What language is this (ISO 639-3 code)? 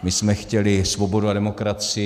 ces